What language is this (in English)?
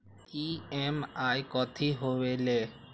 Magahi